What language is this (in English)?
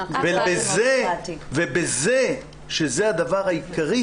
Hebrew